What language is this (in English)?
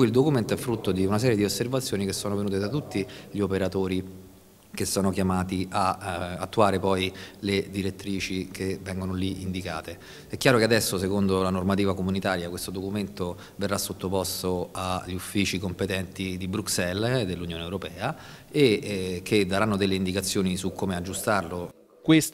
Italian